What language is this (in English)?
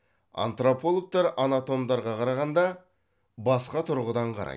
Kazakh